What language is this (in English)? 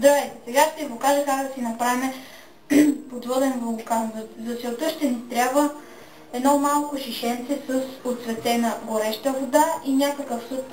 Bulgarian